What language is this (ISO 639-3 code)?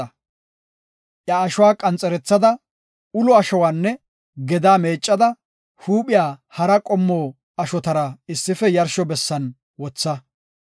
gof